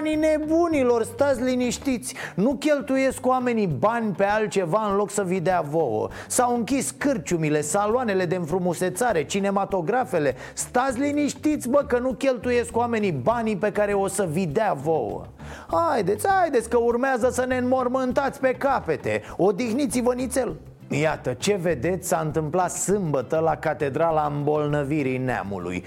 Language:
Romanian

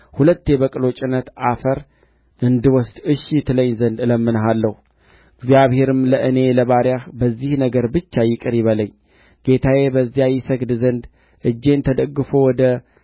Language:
Amharic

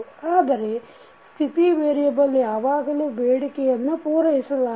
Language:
Kannada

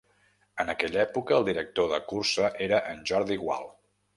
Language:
Catalan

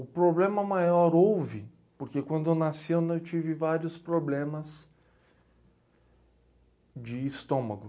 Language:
Portuguese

